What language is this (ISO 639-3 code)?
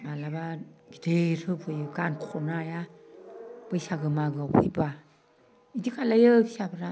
brx